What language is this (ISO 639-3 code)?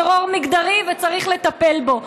heb